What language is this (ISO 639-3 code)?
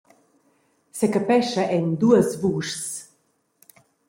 roh